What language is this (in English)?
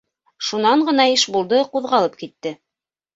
Bashkir